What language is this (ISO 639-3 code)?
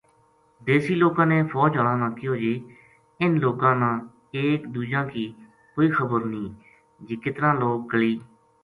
gju